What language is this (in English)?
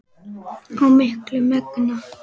Icelandic